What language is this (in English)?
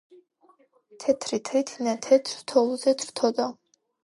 Georgian